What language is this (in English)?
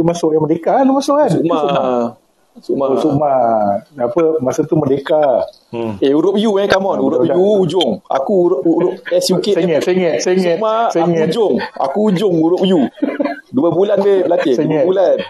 Malay